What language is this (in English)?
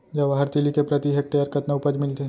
Chhattisgarhi